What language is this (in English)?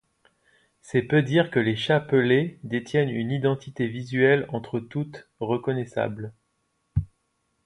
French